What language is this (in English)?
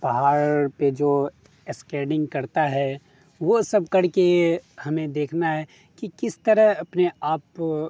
Urdu